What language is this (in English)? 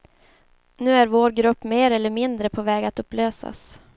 Swedish